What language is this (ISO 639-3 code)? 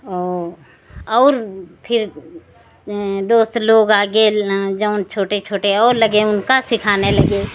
hin